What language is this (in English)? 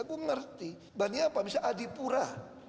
Indonesian